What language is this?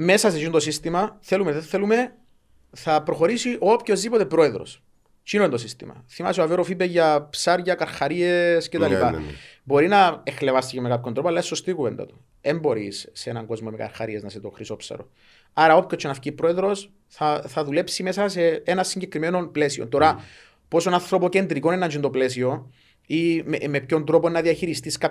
Greek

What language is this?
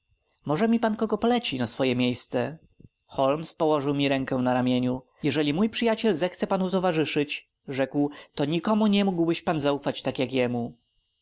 Polish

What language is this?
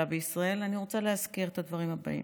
Hebrew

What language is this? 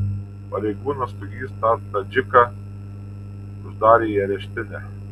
Lithuanian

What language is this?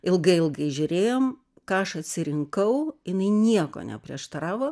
Lithuanian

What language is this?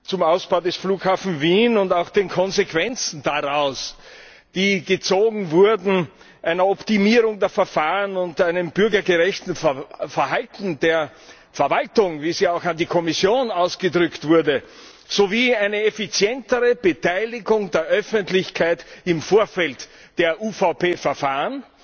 German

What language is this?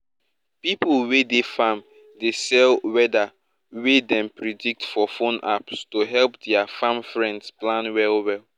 Nigerian Pidgin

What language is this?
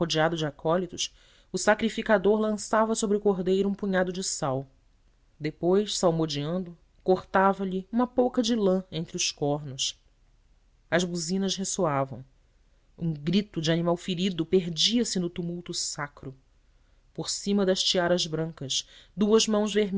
Portuguese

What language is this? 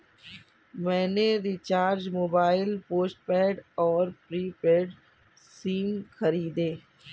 Hindi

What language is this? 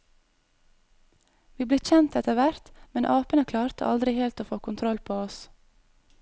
Norwegian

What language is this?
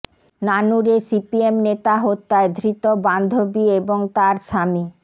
Bangla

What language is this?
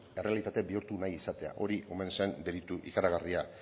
Basque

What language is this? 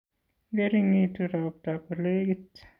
Kalenjin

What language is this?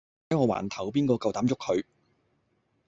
Cantonese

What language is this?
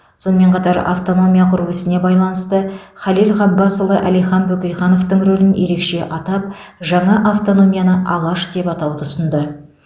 Kazakh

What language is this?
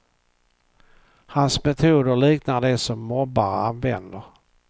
Swedish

